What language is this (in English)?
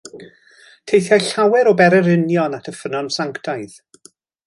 Welsh